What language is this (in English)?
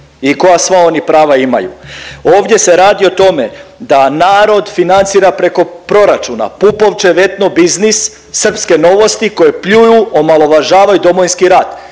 Croatian